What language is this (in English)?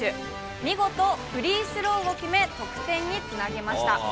Japanese